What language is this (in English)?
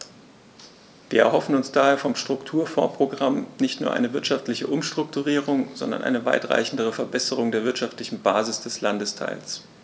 German